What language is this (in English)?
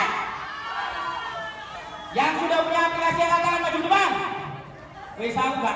Indonesian